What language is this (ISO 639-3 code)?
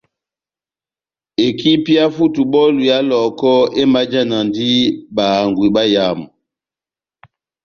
bnm